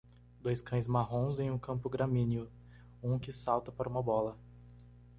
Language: Portuguese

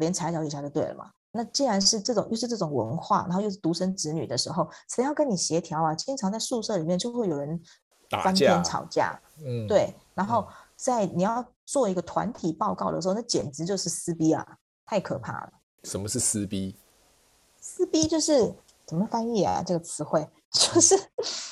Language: Chinese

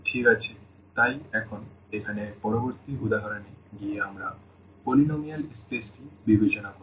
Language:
Bangla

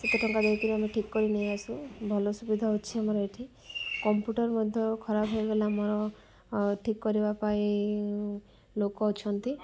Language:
Odia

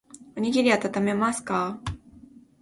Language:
Japanese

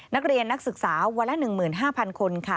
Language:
Thai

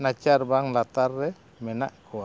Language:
Santali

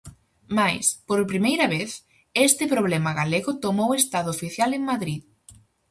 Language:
Galician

